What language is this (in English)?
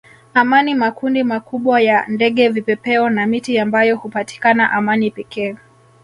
Swahili